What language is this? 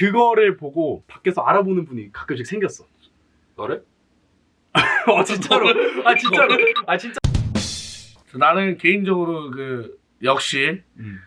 Korean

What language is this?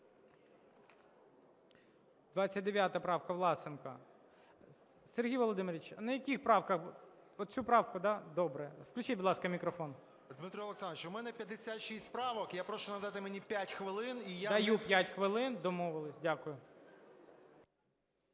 Ukrainian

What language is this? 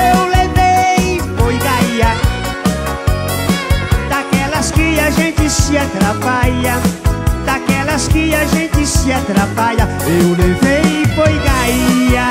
Portuguese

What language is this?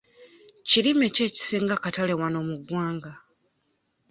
Ganda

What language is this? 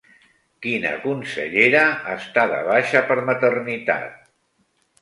Catalan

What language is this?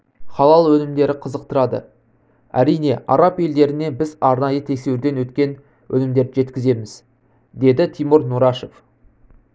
Kazakh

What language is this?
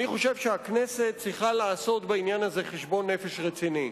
Hebrew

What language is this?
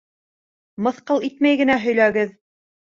Bashkir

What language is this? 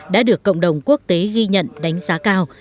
Vietnamese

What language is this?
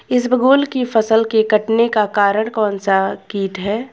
Hindi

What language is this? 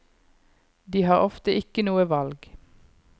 Norwegian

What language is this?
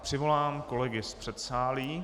Czech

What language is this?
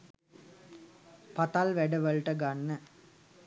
Sinhala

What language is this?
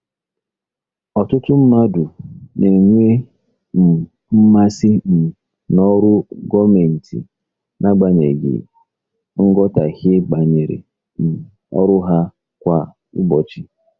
Igbo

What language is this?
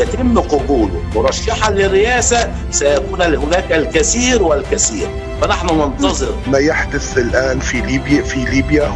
Arabic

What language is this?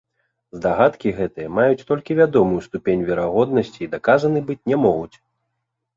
Belarusian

